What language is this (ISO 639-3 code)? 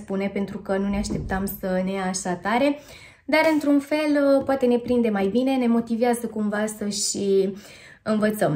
ron